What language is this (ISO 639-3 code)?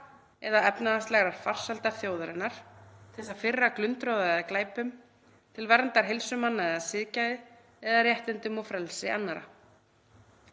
isl